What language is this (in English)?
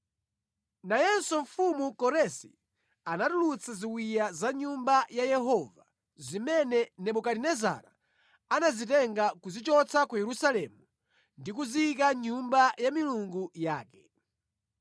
Nyanja